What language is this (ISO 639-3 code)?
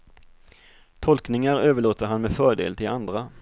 swe